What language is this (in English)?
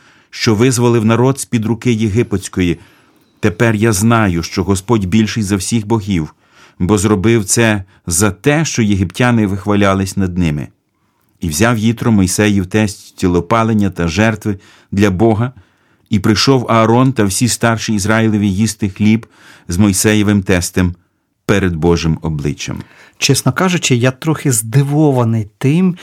Ukrainian